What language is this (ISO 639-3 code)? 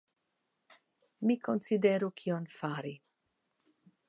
epo